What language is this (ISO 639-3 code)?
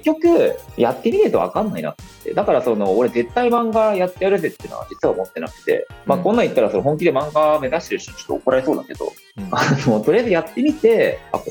jpn